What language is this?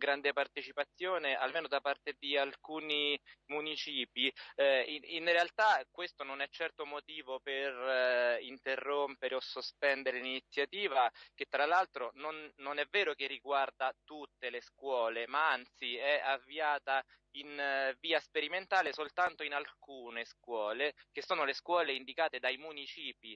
Italian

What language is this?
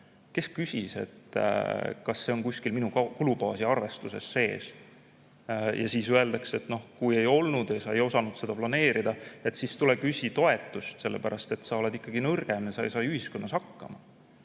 Estonian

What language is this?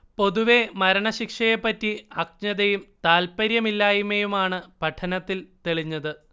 Malayalam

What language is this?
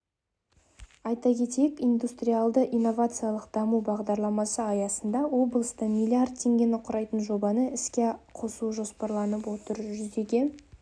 Kazakh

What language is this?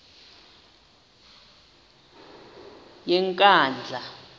Xhosa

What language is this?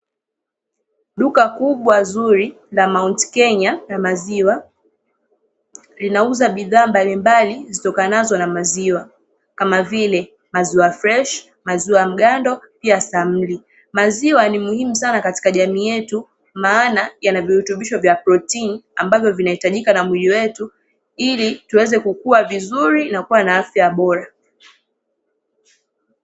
Swahili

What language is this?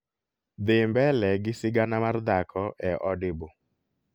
Luo (Kenya and Tanzania)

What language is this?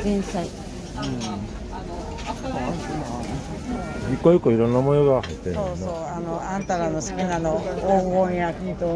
Japanese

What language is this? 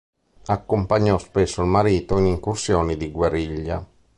Italian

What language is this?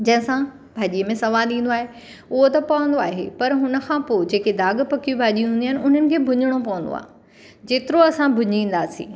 Sindhi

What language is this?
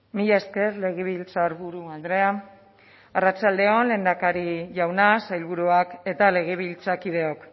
Basque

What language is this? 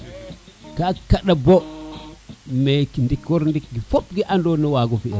Serer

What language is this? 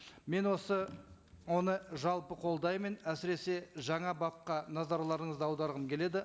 Kazakh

